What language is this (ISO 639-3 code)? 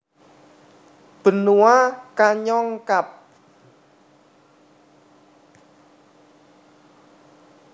jav